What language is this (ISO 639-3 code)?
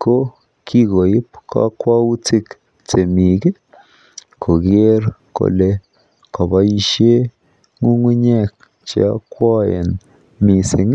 kln